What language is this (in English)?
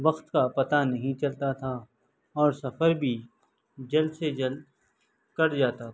Urdu